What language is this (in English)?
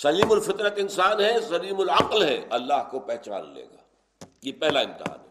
Urdu